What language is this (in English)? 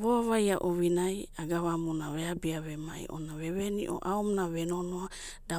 Abadi